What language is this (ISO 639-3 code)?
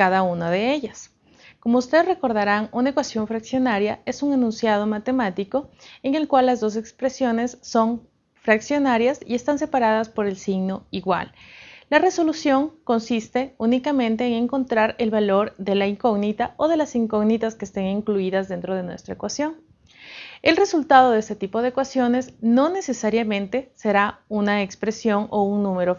spa